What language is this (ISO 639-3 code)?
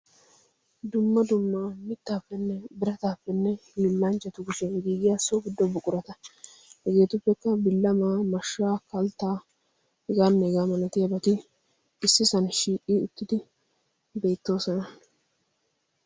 wal